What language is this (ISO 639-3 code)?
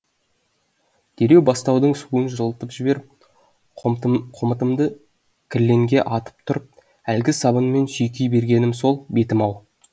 kaz